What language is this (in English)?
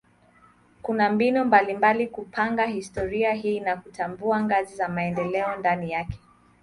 Swahili